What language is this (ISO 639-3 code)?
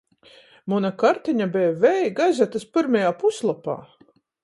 ltg